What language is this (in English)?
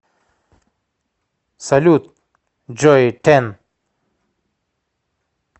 Russian